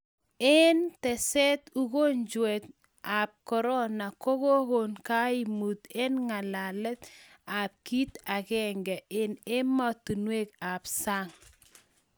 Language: Kalenjin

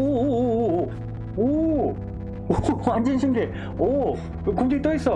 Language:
Korean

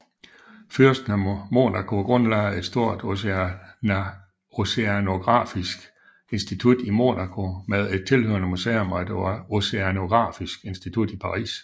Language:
Danish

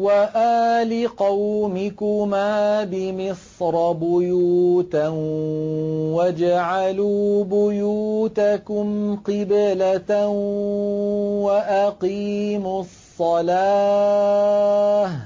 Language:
Arabic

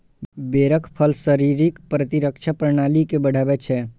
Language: Maithili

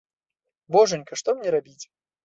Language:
Belarusian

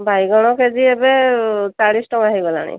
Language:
Odia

